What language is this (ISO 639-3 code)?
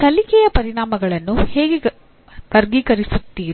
kan